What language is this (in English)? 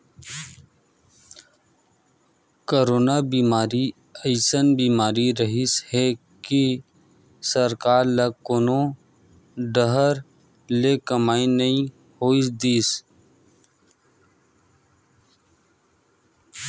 Chhattisgarhi